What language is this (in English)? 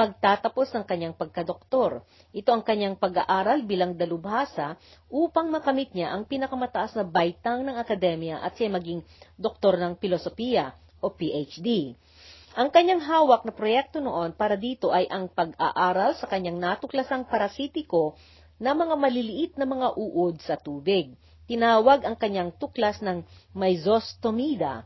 Filipino